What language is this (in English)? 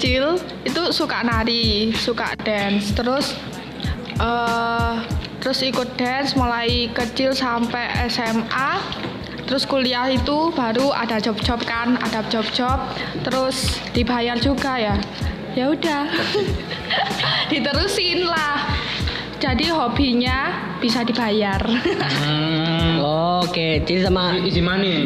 Indonesian